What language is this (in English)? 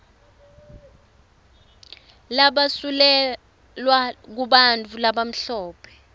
Swati